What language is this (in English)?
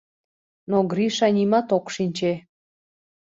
Mari